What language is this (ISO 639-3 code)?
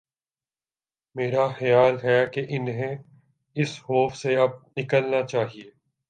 urd